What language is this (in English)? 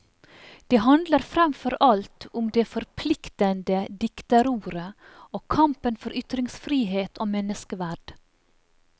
Norwegian